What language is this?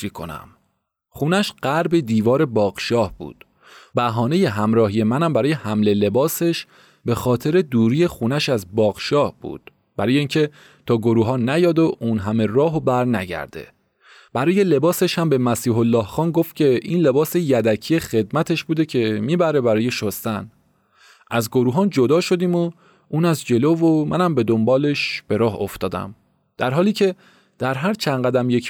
Persian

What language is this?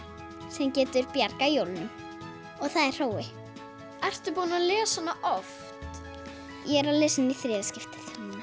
Icelandic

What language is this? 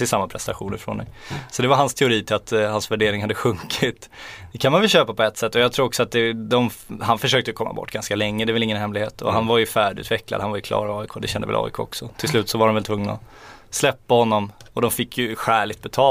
Swedish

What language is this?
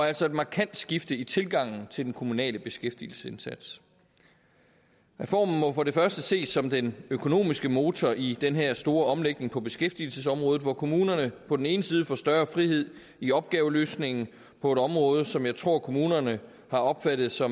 Danish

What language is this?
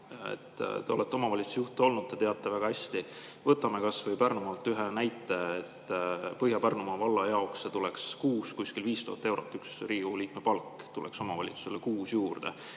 Estonian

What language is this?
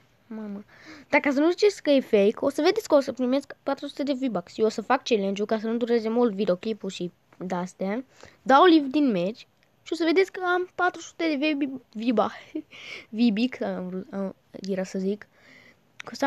Romanian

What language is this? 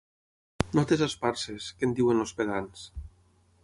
Catalan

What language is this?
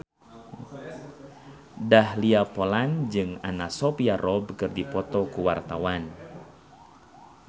Sundanese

